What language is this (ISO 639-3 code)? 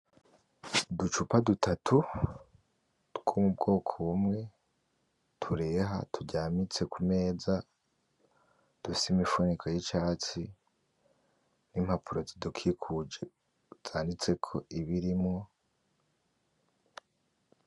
run